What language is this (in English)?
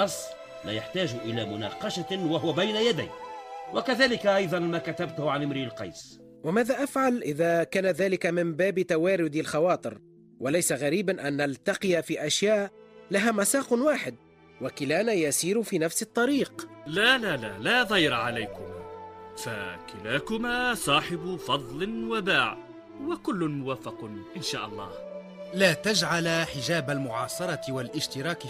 Arabic